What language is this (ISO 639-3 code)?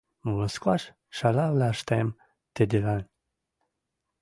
mrj